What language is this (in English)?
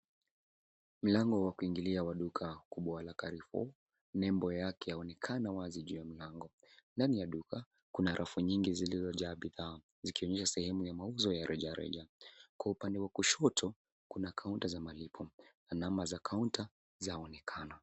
Swahili